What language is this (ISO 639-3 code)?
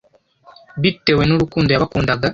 kin